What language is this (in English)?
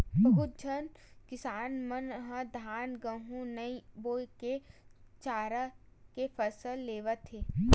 Chhattisgarhi